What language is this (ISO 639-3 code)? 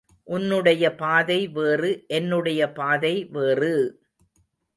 tam